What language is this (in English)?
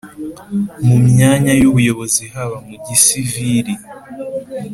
Kinyarwanda